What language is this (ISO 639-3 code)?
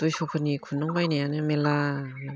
brx